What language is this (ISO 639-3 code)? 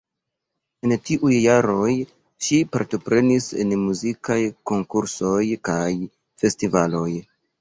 epo